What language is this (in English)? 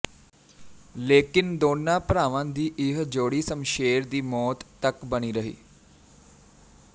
Punjabi